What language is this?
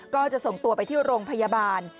Thai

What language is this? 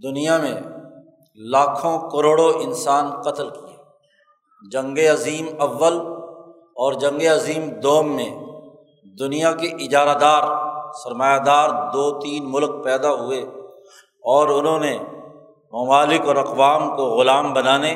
Urdu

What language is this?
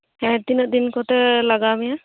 Santali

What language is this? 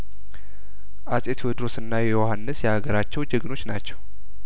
Amharic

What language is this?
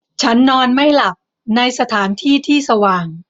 Thai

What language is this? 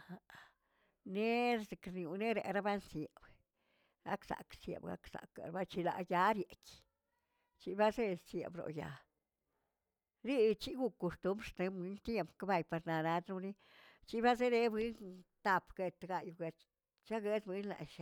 Tilquiapan Zapotec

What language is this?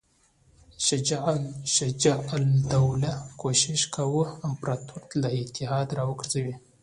Pashto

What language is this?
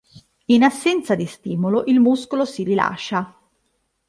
Italian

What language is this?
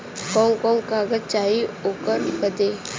Bhojpuri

